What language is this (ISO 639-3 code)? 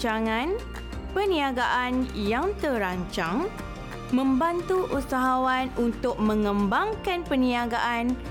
msa